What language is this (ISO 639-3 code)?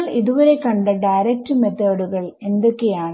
mal